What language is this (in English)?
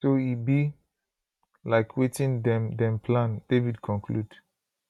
Nigerian Pidgin